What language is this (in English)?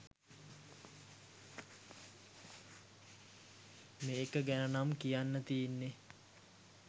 Sinhala